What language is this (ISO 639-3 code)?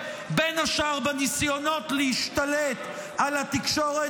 heb